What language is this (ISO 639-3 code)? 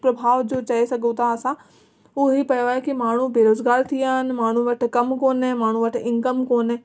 snd